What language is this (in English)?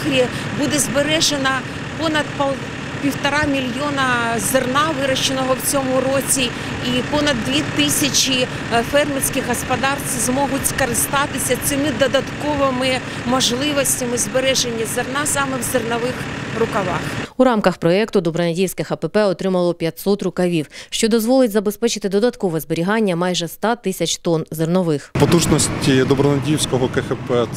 Ukrainian